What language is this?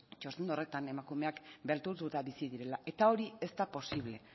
Basque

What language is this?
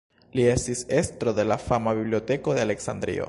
Esperanto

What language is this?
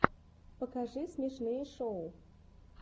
Russian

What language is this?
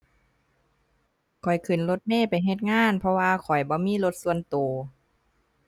Thai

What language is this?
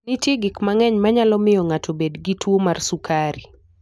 Luo (Kenya and Tanzania)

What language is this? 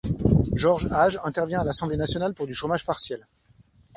French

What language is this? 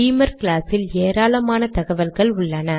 Tamil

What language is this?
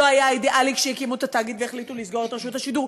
Hebrew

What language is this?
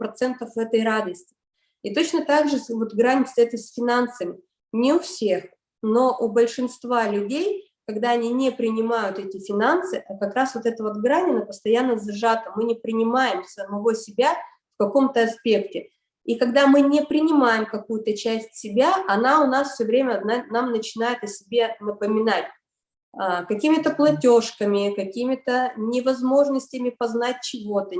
Russian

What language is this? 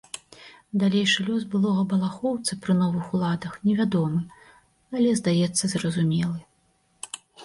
Belarusian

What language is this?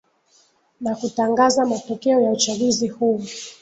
Swahili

